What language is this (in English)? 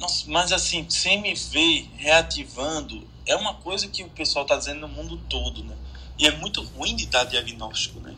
Portuguese